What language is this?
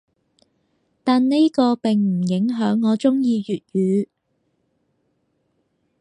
Cantonese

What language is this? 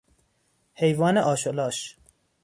Persian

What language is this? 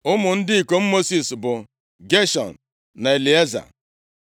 Igbo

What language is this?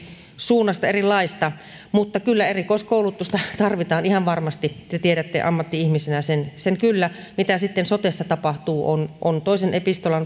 Finnish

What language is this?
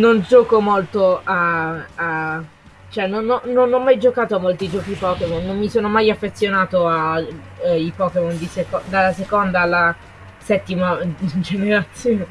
Italian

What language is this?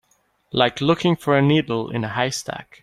English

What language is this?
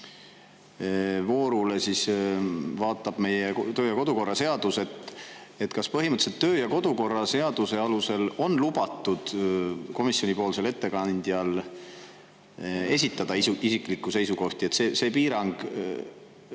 Estonian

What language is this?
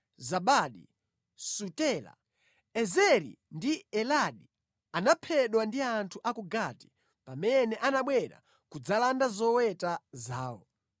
Nyanja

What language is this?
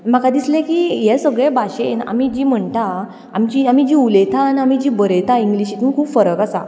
Konkani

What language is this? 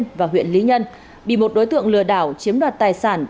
Vietnamese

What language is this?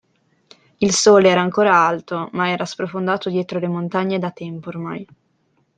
Italian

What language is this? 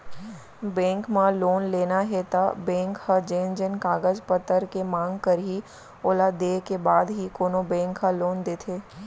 Chhattisgarhi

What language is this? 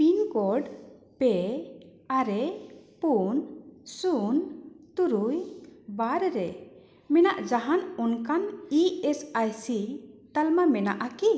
Santali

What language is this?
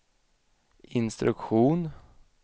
Swedish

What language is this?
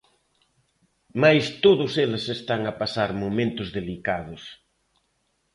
Galician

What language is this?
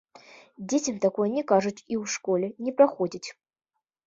Belarusian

